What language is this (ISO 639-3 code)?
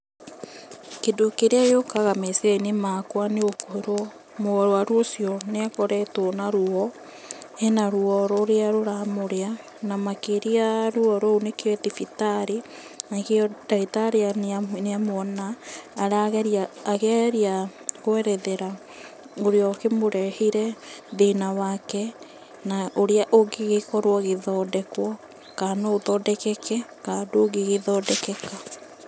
kik